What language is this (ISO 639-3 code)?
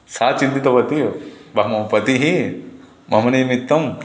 san